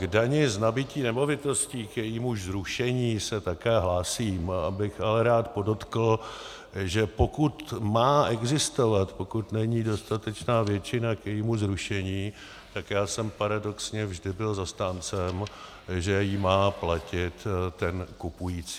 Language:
Czech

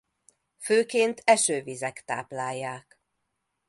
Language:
Hungarian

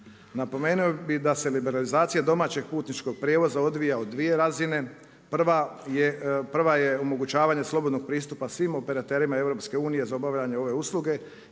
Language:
Croatian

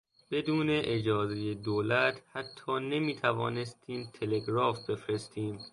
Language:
Persian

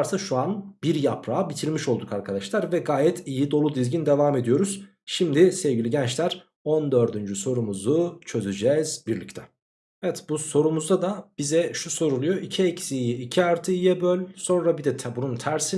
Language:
Turkish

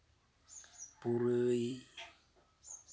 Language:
Santali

